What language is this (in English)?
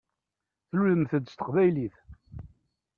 Kabyle